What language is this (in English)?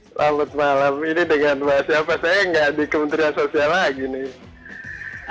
Indonesian